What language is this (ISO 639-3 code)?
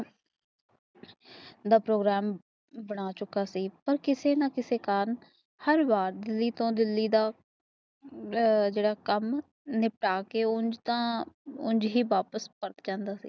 pan